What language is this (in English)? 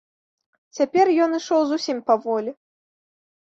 Belarusian